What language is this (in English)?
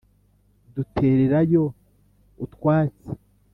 Kinyarwanda